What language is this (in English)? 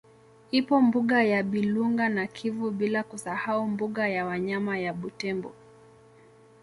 Swahili